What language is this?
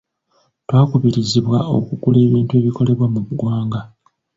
Ganda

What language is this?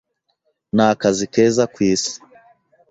Kinyarwanda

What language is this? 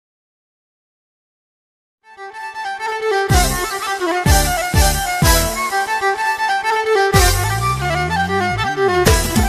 Arabic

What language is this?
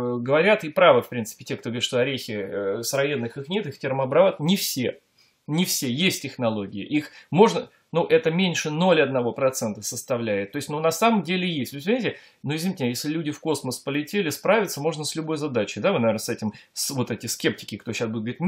Russian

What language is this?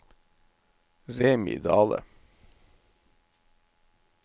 Norwegian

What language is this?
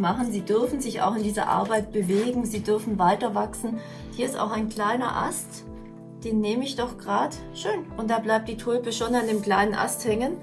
German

